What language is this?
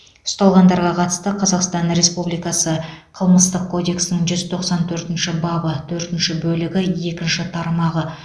Kazakh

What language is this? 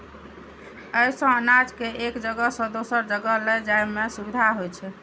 Maithili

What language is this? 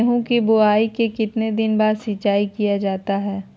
Magahi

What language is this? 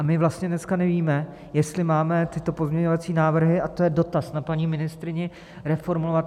Czech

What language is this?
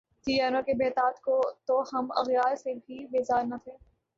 Urdu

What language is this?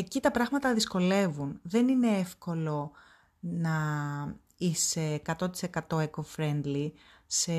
Greek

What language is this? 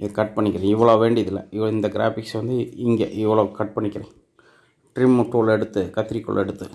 Indonesian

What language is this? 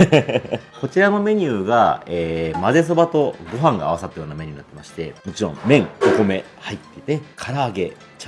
Japanese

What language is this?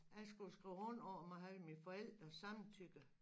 Danish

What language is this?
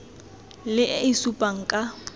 Tswana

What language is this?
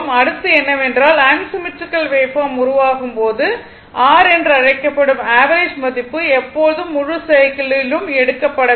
Tamil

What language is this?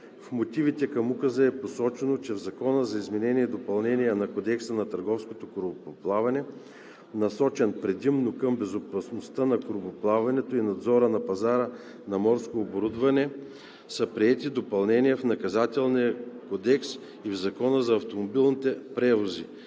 Bulgarian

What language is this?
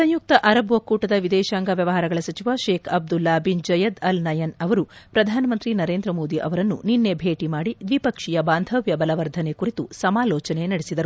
Kannada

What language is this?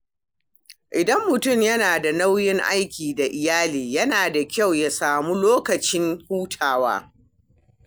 Hausa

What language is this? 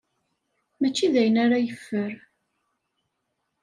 Kabyle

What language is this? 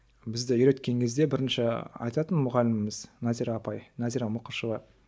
Kazakh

